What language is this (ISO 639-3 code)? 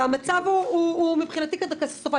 heb